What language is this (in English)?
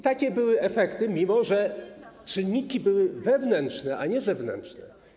Polish